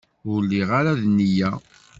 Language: Kabyle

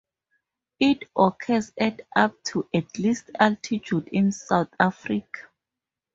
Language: English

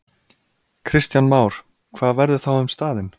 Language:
Icelandic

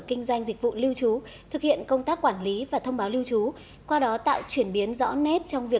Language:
Vietnamese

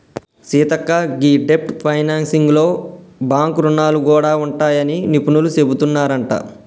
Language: Telugu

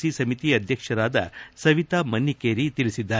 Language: Kannada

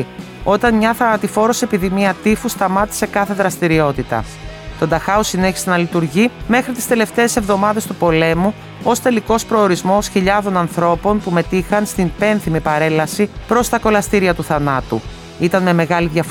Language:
Greek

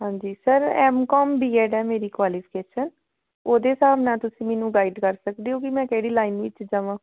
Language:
Punjabi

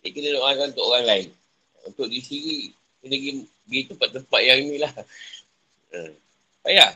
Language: Malay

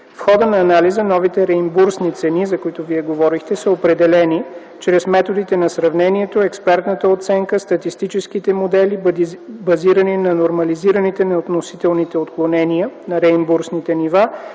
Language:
Bulgarian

